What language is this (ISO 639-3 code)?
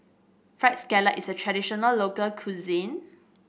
eng